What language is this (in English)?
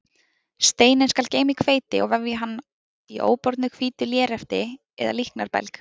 Icelandic